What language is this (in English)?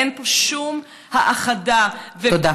Hebrew